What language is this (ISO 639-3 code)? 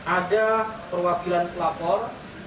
ind